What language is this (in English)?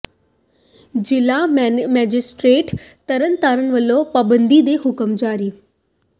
Punjabi